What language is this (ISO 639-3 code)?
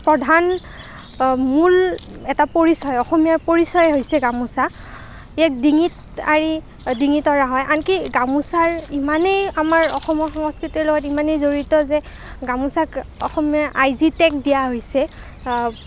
asm